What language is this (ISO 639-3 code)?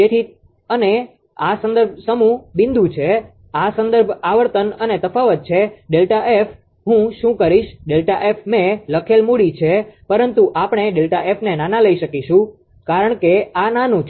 guj